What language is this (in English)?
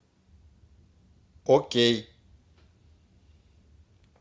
Russian